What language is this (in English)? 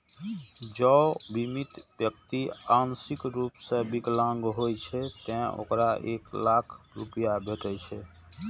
Maithili